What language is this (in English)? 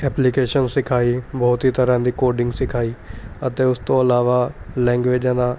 Punjabi